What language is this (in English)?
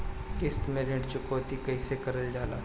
Bhojpuri